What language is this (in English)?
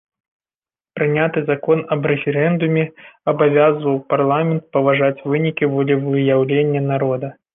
Belarusian